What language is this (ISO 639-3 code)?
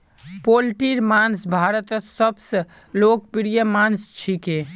mag